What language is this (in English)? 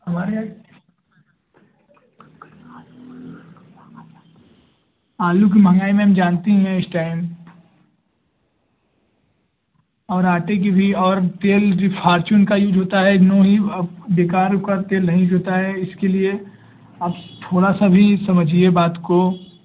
Hindi